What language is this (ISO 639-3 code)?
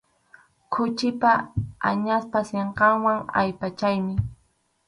qxu